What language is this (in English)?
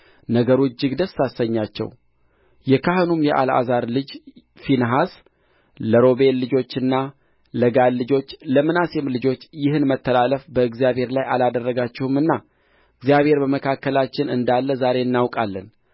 Amharic